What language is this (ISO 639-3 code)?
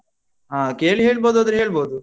kan